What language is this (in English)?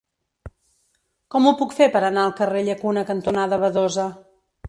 Catalan